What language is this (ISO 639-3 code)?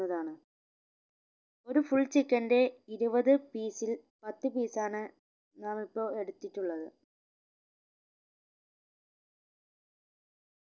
mal